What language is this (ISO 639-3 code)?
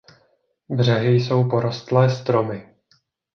ces